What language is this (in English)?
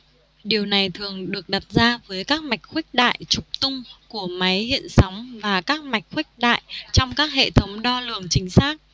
Vietnamese